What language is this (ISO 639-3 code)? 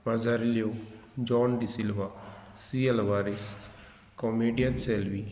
kok